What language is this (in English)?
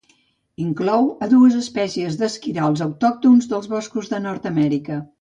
Catalan